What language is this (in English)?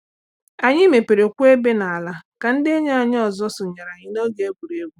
Igbo